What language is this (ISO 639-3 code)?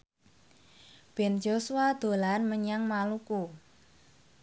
jav